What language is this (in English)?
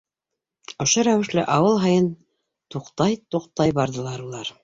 Bashkir